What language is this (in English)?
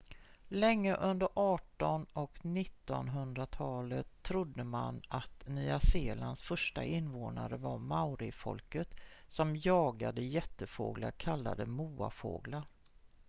Swedish